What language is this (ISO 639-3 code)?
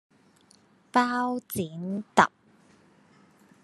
yue